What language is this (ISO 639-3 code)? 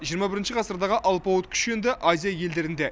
kaz